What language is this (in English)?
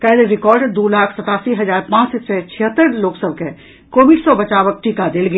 Maithili